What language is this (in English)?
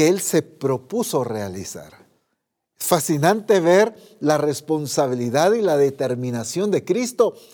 Spanish